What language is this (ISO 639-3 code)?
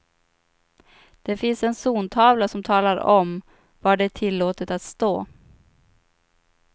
swe